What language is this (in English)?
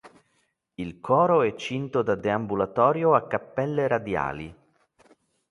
Italian